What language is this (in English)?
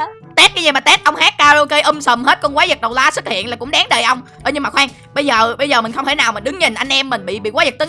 Vietnamese